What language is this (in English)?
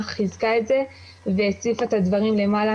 Hebrew